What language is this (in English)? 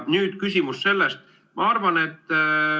Estonian